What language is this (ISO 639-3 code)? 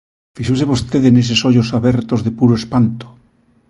glg